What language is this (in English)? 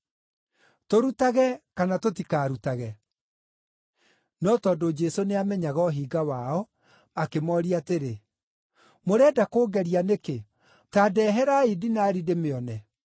Kikuyu